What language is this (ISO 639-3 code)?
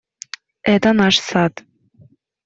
rus